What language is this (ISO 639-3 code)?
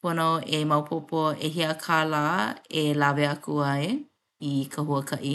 haw